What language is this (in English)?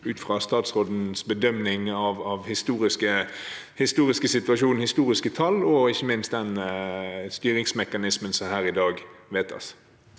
Norwegian